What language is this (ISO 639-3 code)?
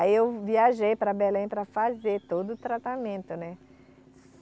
por